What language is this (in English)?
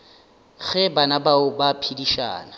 Northern Sotho